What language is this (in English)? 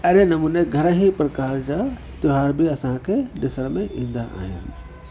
Sindhi